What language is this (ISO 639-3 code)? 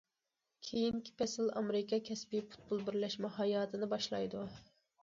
uig